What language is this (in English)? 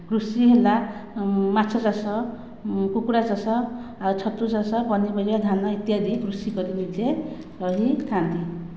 Odia